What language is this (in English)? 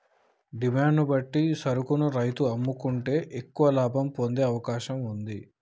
Telugu